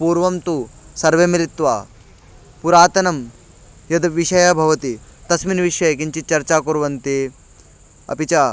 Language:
Sanskrit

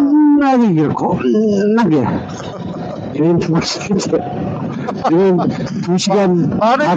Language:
Korean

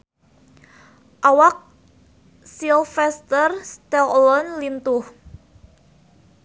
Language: Sundanese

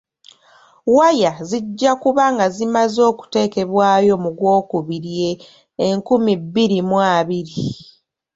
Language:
Ganda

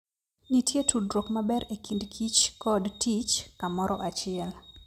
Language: Luo (Kenya and Tanzania)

